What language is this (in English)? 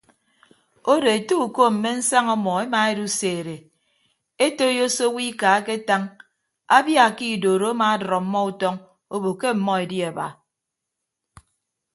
Ibibio